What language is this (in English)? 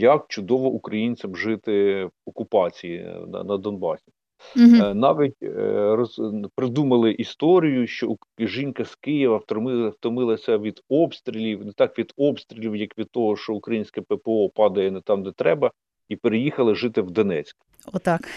Ukrainian